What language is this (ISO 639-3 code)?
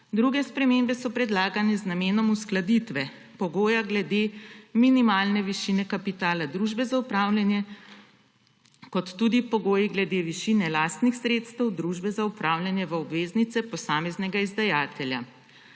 slv